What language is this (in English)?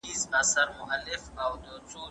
Pashto